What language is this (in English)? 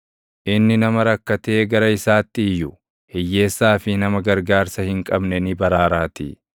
Oromo